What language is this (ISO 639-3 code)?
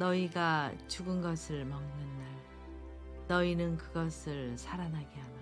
kor